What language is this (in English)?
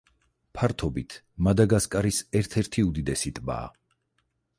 Georgian